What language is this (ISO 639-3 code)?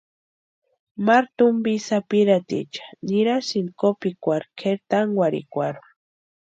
pua